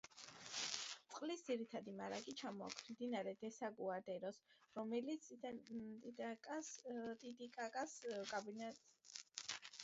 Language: Georgian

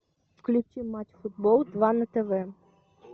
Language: Russian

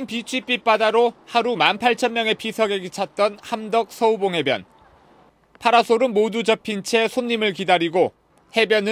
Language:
Korean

